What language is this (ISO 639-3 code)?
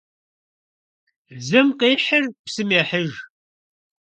kbd